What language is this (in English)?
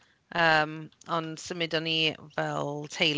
Welsh